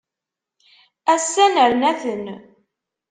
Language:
Kabyle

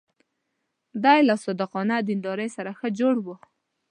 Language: Pashto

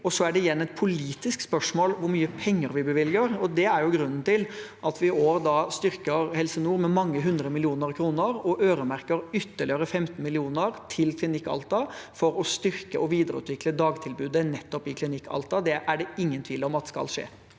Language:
Norwegian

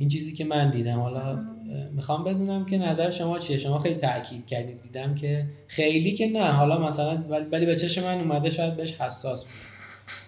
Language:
Persian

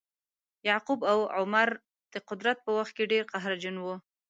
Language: Pashto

